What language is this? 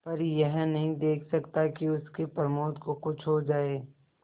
Hindi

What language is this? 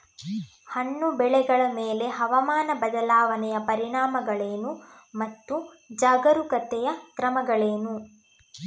Kannada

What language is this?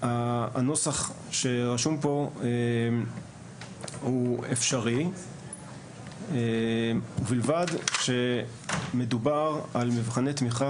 Hebrew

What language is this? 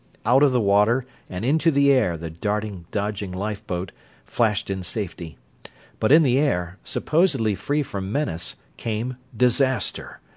English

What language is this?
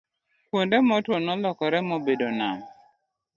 Luo (Kenya and Tanzania)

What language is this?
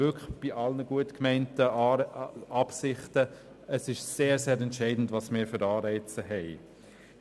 Swiss German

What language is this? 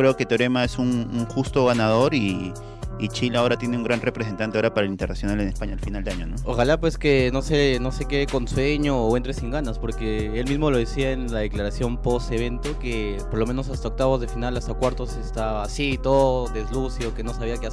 Spanish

